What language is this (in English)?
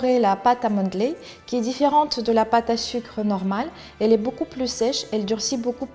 French